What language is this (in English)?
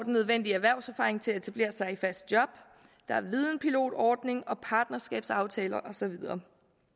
Danish